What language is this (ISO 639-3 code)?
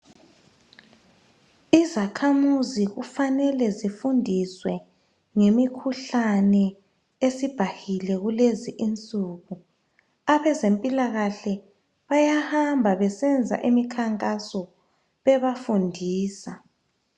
nde